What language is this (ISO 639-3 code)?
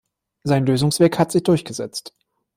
deu